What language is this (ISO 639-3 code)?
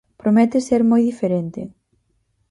glg